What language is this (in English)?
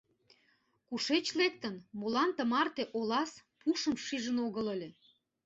Mari